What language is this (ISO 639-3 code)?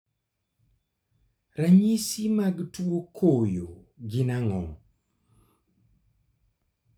luo